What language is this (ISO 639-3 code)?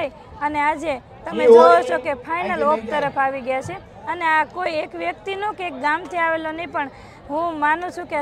guj